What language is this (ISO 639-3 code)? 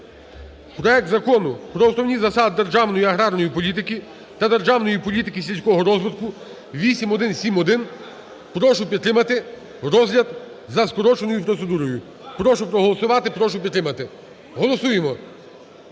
ukr